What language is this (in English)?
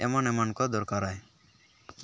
Santali